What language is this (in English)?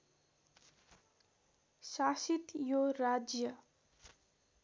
Nepali